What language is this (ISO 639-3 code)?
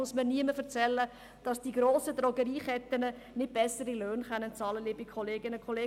gsw